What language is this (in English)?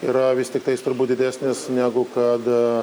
Lithuanian